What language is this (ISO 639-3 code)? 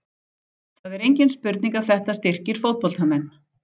isl